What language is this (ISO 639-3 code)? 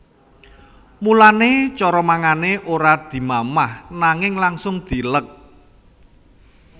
jav